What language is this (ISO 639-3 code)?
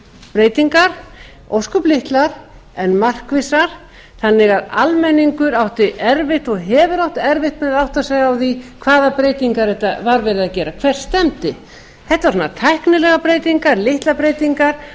isl